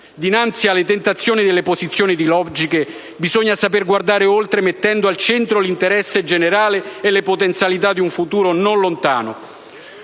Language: Italian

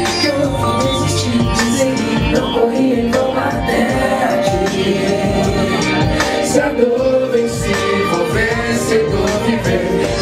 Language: Portuguese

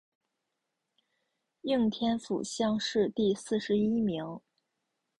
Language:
Chinese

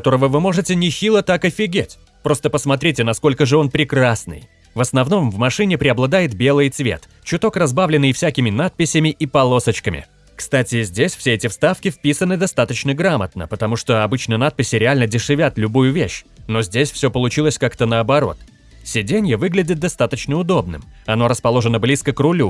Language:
Russian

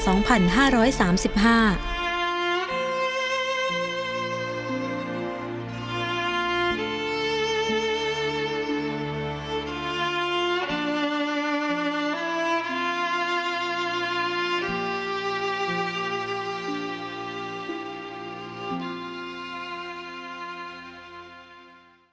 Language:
Thai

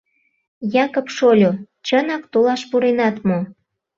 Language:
Mari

